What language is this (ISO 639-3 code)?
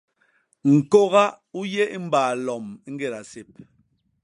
bas